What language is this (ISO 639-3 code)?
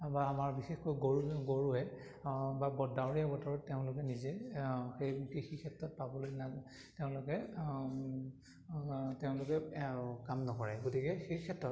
asm